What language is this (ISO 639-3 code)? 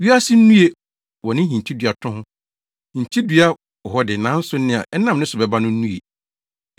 aka